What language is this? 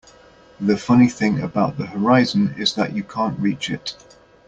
English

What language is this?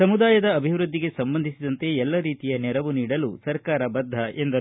Kannada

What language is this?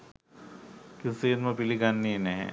Sinhala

